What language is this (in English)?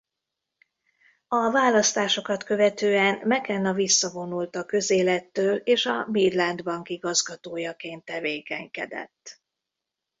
Hungarian